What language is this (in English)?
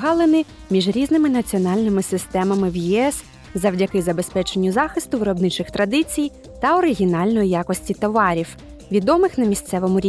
Ukrainian